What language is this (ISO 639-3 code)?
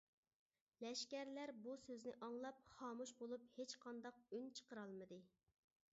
uig